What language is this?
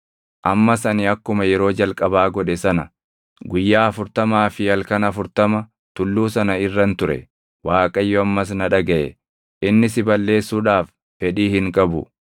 Oromo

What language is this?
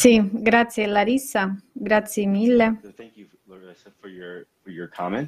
Italian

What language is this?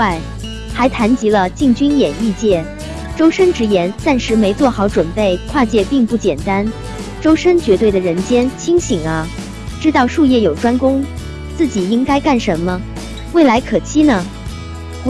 Chinese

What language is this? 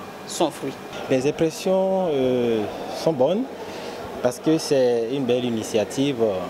French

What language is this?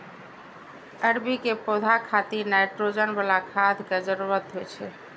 Maithili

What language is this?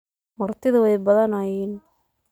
Somali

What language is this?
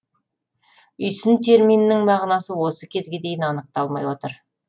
Kazakh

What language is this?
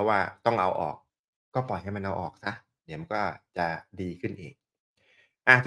Thai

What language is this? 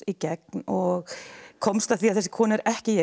Icelandic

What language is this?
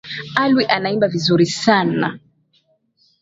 Swahili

